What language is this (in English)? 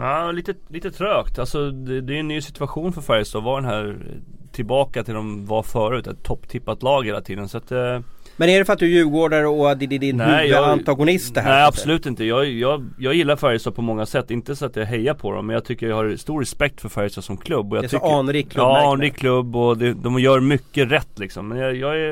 Swedish